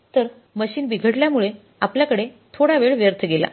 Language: Marathi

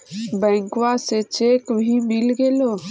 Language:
Magahi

